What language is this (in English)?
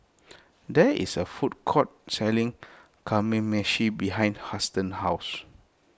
English